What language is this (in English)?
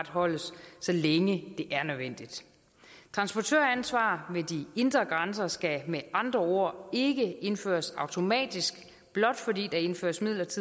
Danish